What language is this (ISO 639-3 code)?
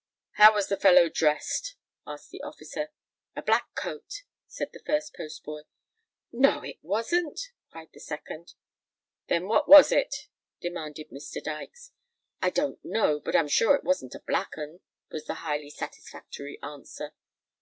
eng